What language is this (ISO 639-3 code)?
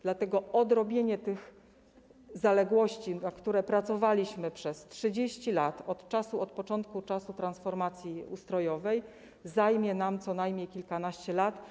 pol